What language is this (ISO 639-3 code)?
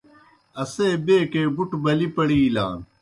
plk